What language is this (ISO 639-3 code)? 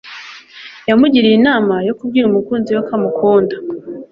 kin